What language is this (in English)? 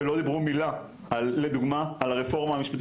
Hebrew